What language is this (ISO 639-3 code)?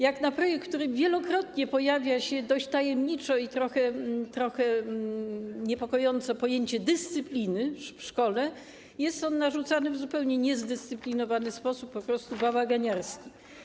pol